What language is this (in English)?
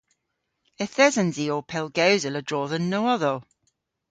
Cornish